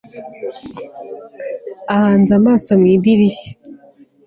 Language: Kinyarwanda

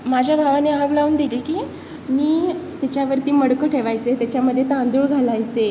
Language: Marathi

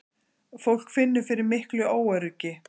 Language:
Icelandic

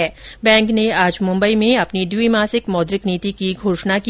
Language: Hindi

